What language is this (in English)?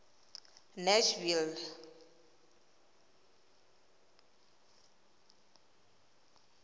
Tswana